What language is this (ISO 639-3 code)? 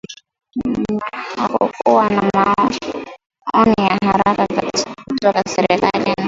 swa